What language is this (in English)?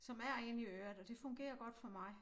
Danish